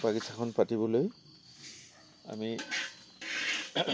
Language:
Assamese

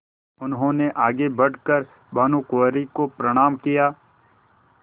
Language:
Hindi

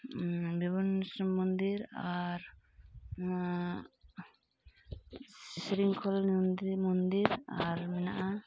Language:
Santali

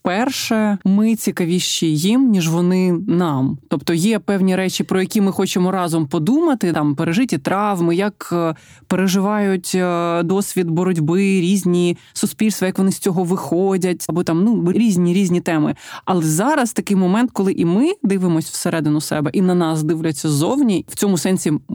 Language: Ukrainian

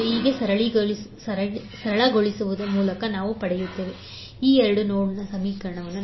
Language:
Kannada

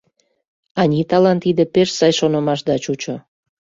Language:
Mari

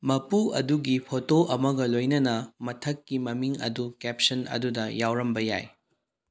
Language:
Manipuri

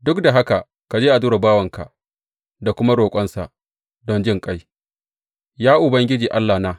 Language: Hausa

